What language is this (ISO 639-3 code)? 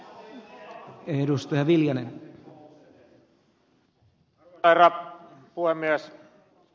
fin